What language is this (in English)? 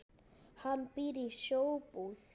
Icelandic